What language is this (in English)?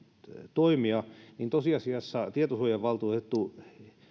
Finnish